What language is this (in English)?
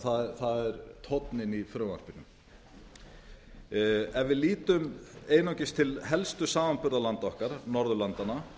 Icelandic